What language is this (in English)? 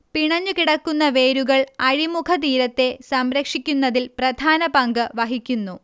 Malayalam